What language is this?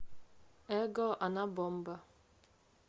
Russian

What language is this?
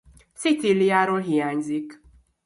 Hungarian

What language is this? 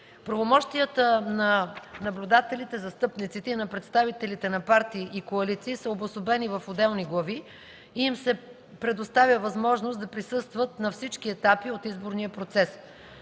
Bulgarian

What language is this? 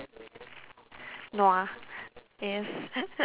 English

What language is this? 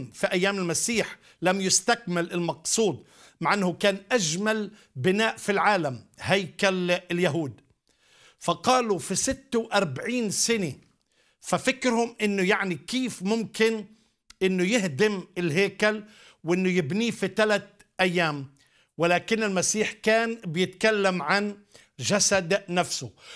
Arabic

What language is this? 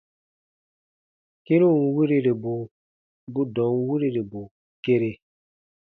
Baatonum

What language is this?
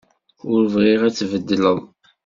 Kabyle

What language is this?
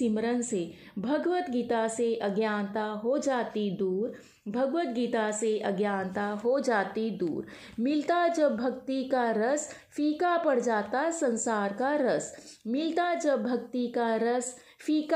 Hindi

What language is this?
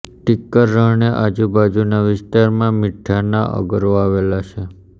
Gujarati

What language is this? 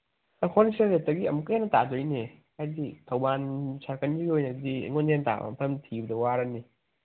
Manipuri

